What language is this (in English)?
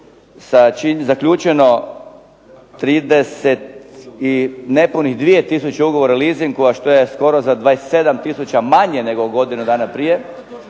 Croatian